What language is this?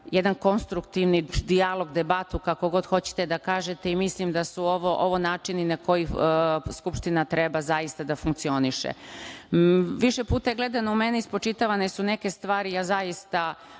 Serbian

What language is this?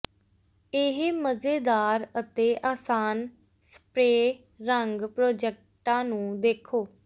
Punjabi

